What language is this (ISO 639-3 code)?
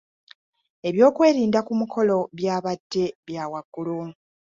lug